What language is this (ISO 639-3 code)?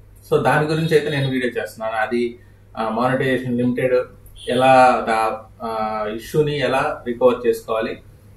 tel